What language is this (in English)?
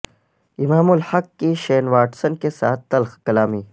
Urdu